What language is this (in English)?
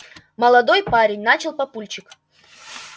Russian